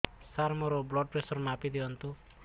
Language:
Odia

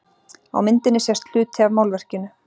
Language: Icelandic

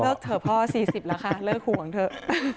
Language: Thai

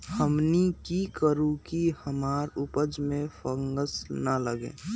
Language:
Magahi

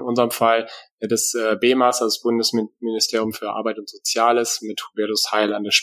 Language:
German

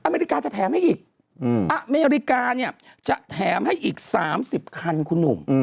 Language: Thai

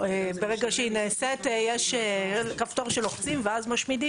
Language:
Hebrew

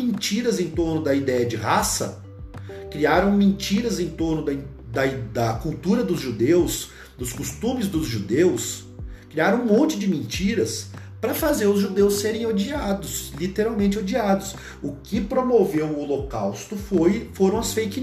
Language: Portuguese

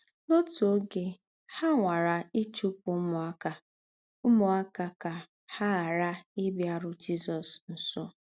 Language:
Igbo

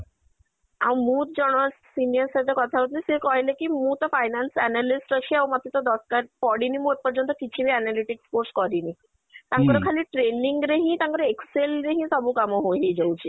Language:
Odia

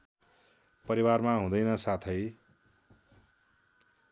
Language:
Nepali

